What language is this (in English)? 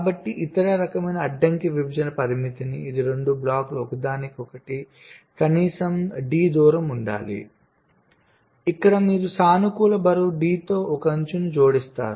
Telugu